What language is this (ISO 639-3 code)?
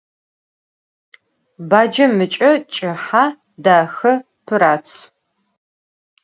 ady